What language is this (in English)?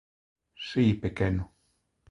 Galician